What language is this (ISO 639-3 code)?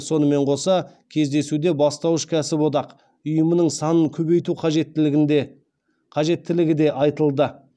kaz